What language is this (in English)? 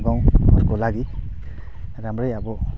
Nepali